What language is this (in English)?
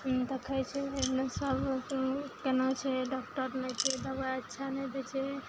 Maithili